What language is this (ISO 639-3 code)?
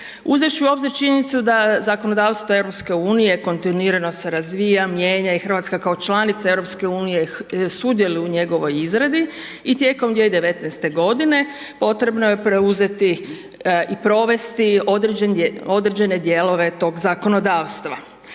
hrv